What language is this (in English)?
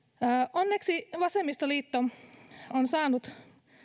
Finnish